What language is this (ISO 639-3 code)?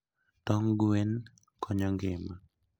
luo